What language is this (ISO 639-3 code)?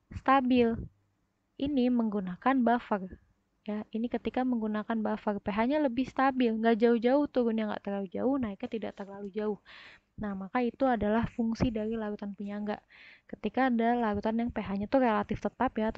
ind